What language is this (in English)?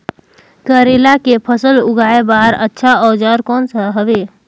Chhattisgarhi